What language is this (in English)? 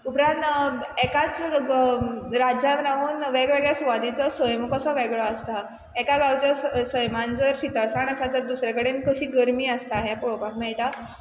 Konkani